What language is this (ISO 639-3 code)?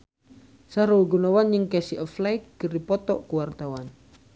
sun